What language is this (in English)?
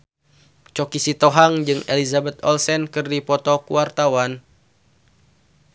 Sundanese